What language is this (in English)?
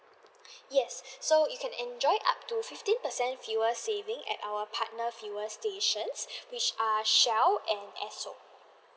English